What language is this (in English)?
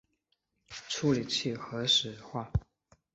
Chinese